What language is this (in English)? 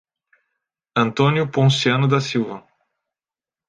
Portuguese